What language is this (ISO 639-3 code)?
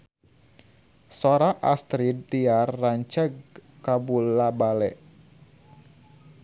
sun